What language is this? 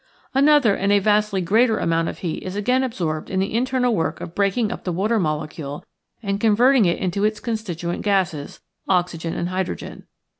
English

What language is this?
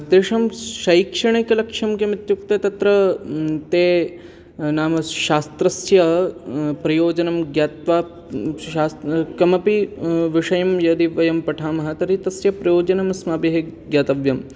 Sanskrit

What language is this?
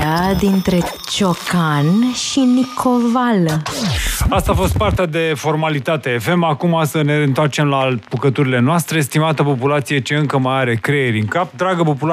Romanian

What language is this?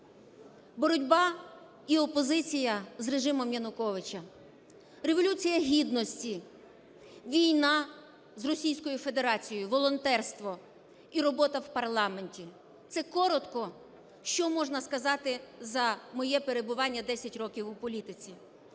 Ukrainian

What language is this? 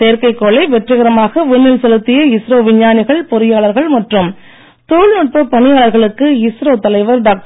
Tamil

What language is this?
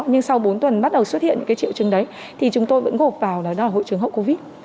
Vietnamese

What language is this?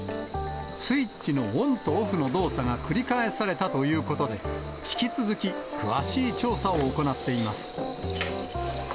Japanese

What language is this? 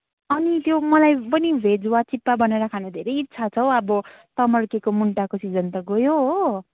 Nepali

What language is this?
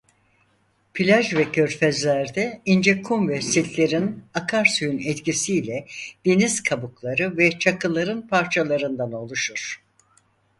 Turkish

